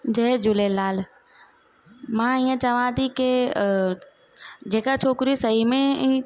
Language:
Sindhi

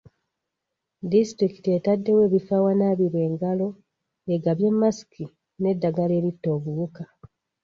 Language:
Ganda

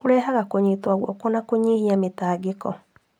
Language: Kikuyu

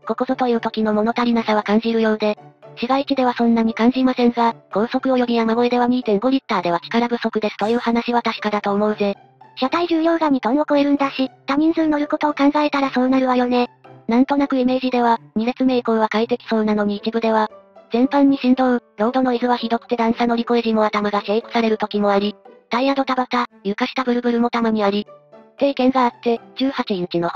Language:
Japanese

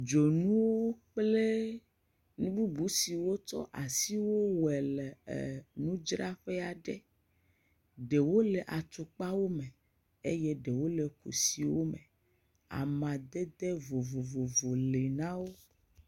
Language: Ewe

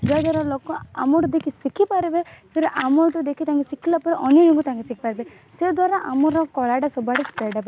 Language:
Odia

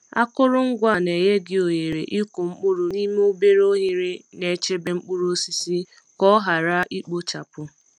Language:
Igbo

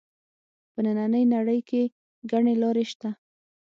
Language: Pashto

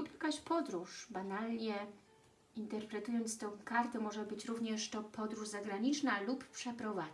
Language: Polish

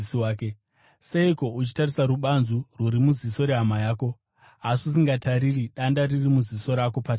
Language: Shona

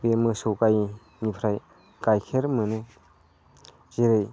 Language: Bodo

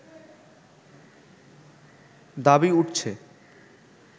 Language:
Bangla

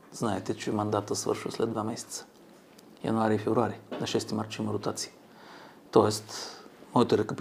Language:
Bulgarian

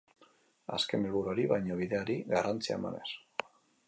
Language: Basque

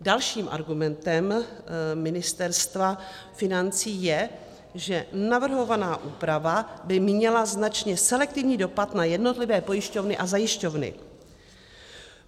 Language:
Czech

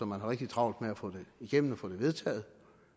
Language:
Danish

